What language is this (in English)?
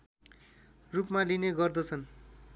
Nepali